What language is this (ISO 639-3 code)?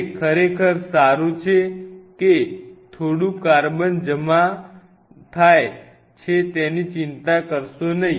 guj